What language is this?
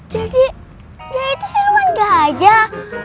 Indonesian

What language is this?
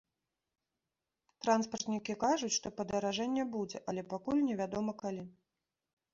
Belarusian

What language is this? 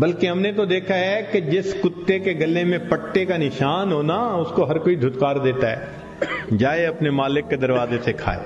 Urdu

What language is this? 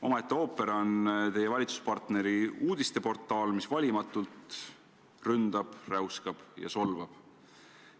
Estonian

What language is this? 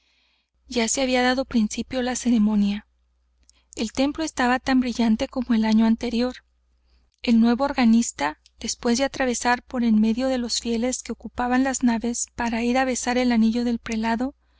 Spanish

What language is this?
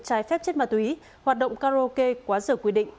Vietnamese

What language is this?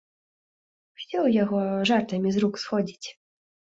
Belarusian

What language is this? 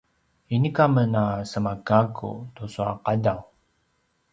Paiwan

